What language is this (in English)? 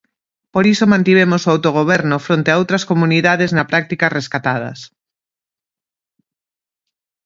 Galician